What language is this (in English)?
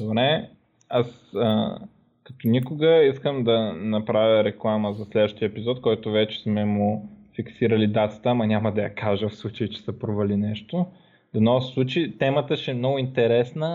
Bulgarian